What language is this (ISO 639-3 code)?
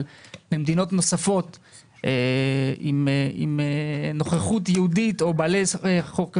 heb